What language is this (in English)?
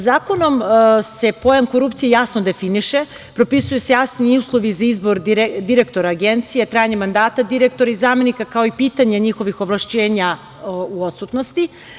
Serbian